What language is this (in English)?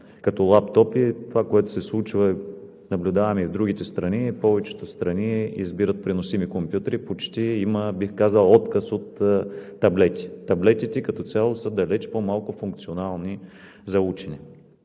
Bulgarian